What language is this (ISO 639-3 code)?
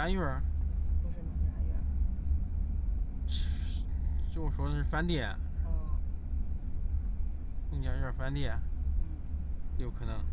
zho